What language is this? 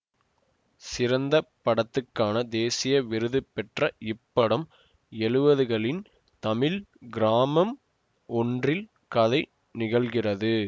Tamil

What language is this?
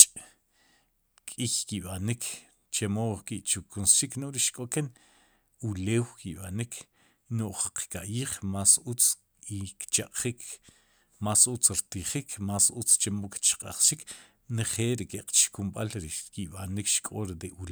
Sipacapense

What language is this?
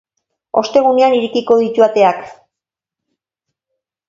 Basque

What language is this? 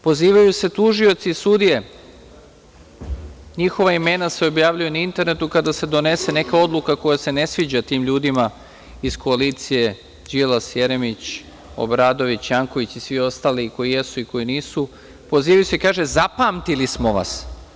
Serbian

